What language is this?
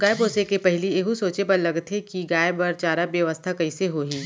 Chhattisgarhi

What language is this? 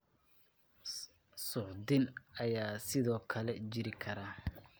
Somali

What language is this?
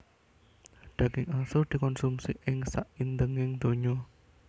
Javanese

